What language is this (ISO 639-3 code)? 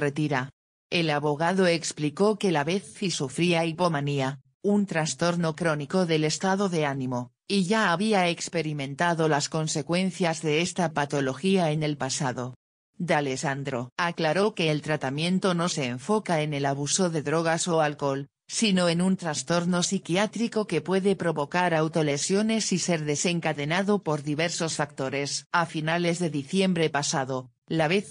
spa